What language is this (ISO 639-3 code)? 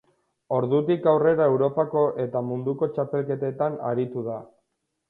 eus